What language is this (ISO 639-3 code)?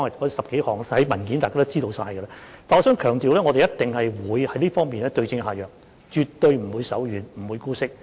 yue